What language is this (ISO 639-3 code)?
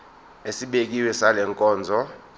zul